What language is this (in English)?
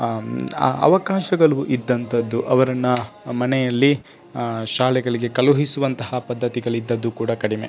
Kannada